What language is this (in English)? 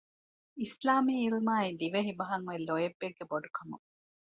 Divehi